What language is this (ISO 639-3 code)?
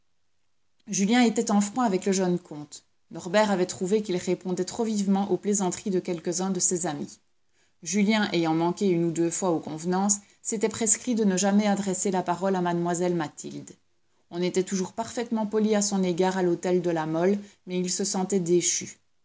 fra